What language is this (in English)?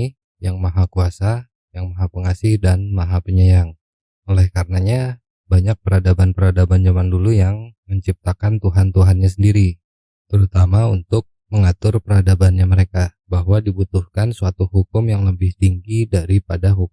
Indonesian